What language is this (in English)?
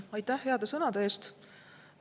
Estonian